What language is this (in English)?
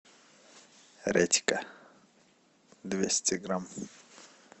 Russian